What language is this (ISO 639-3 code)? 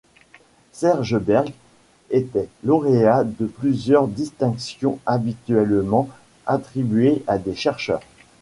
fra